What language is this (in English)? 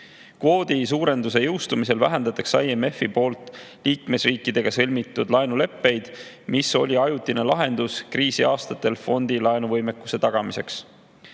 Estonian